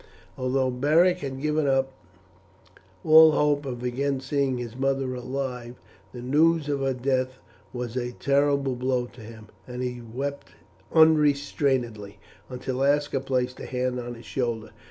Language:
English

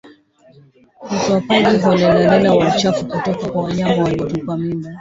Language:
Swahili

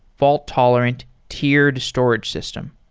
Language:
English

